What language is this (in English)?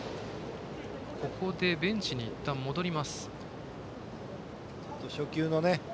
Japanese